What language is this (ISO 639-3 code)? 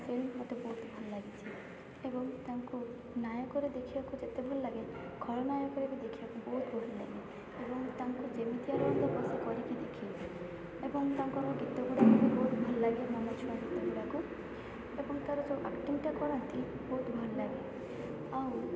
ori